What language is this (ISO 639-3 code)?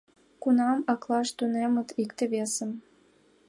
chm